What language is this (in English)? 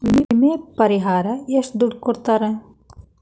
Kannada